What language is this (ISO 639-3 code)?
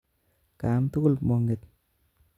kln